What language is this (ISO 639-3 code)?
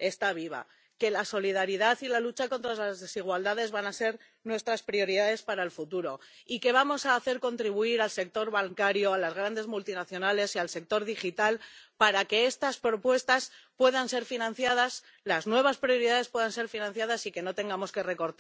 spa